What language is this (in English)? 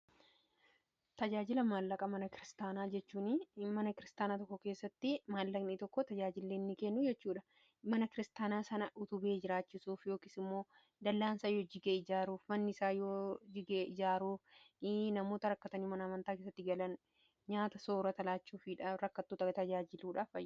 Oromo